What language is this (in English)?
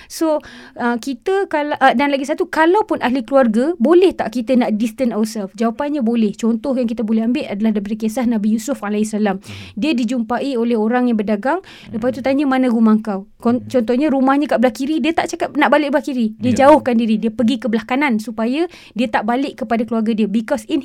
Malay